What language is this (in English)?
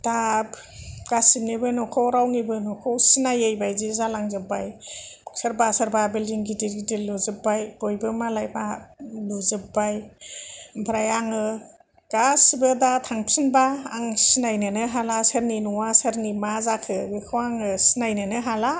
Bodo